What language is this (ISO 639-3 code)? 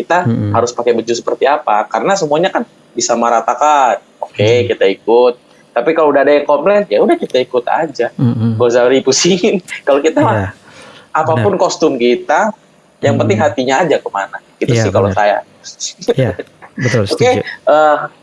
ind